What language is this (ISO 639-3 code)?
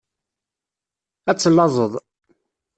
kab